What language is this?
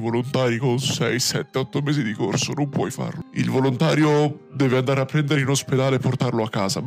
Italian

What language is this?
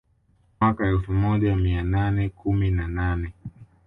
Swahili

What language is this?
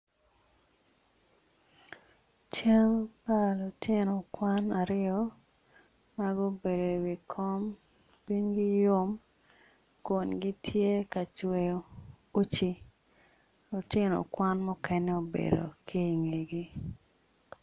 Acoli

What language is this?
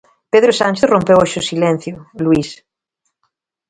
Galician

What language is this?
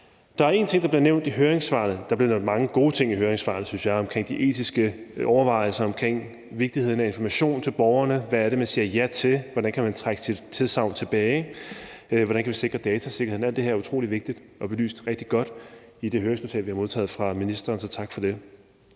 Danish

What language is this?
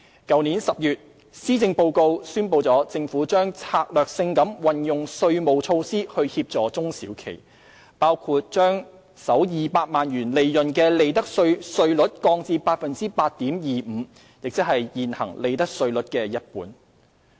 Cantonese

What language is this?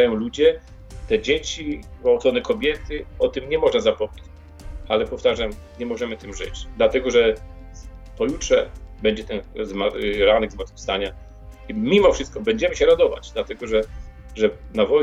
Polish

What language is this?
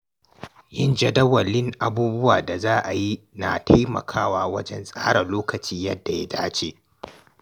Hausa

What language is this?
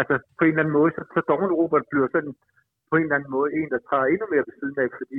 Danish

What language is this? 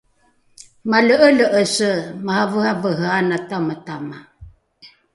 Rukai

